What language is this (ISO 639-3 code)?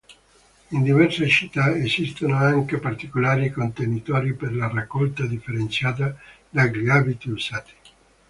ita